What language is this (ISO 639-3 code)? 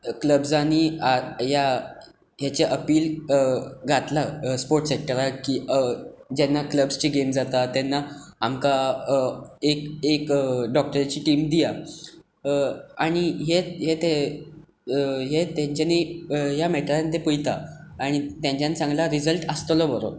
kok